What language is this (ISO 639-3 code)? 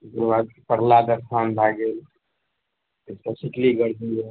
mai